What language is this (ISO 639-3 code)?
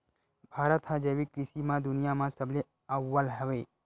hne